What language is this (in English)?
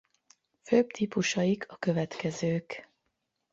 Hungarian